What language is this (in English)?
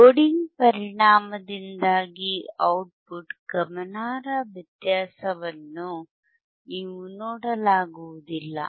Kannada